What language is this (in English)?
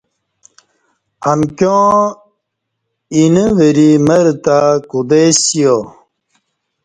Kati